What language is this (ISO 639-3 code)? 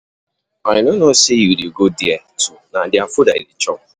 pcm